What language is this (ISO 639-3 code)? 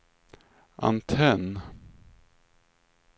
swe